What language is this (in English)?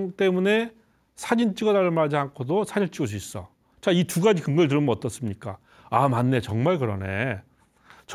Korean